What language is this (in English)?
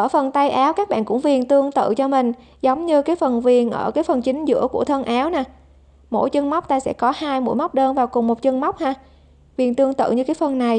Vietnamese